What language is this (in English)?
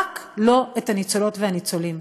Hebrew